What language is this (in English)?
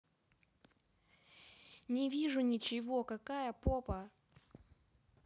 Russian